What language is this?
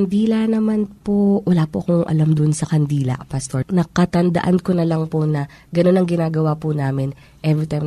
Filipino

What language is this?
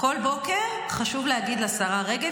Hebrew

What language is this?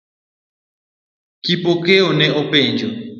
Luo (Kenya and Tanzania)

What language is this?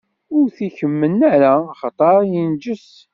Kabyle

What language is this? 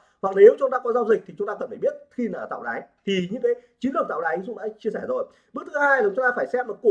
Vietnamese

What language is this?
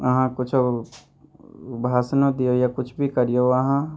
Maithili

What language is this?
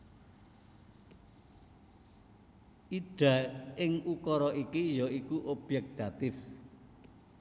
Javanese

